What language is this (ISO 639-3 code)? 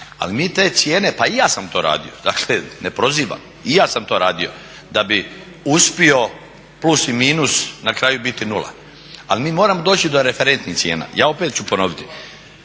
hrv